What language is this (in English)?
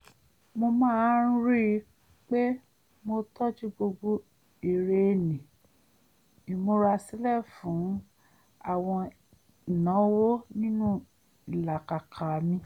Yoruba